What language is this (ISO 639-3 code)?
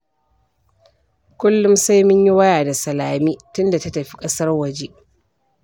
hau